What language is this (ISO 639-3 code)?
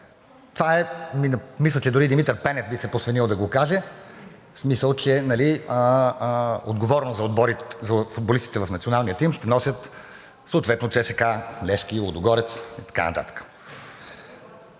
bul